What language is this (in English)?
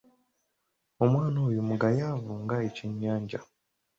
Ganda